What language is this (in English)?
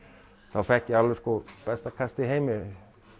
Icelandic